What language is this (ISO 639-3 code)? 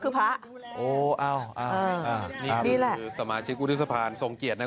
tha